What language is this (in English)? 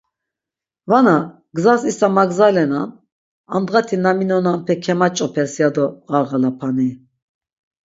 Laz